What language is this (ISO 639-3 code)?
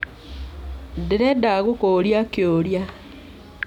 kik